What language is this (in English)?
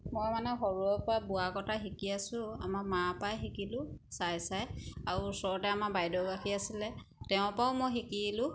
Assamese